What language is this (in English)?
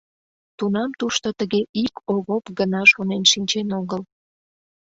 Mari